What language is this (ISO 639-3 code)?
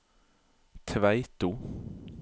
nor